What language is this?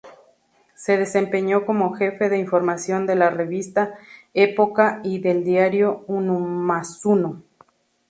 Spanish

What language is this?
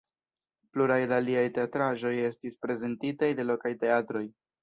Esperanto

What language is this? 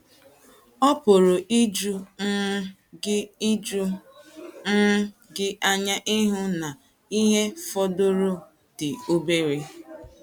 Igbo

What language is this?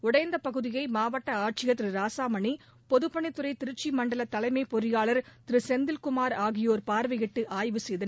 Tamil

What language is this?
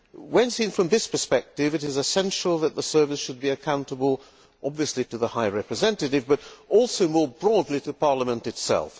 English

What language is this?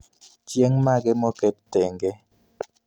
Luo (Kenya and Tanzania)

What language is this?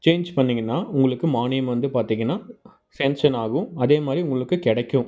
Tamil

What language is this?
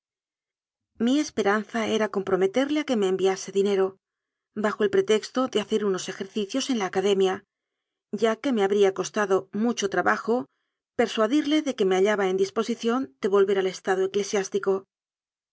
Spanish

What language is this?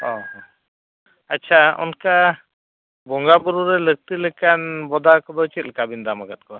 Santali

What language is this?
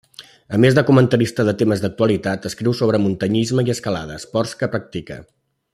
Catalan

